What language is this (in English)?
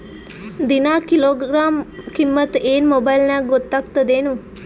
Kannada